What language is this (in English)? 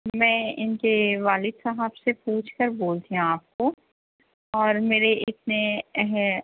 Urdu